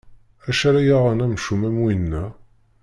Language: Kabyle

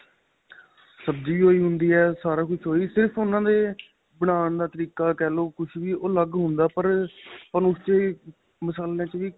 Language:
Punjabi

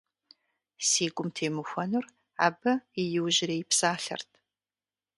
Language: Kabardian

